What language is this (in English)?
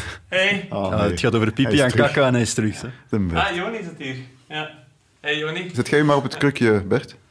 Dutch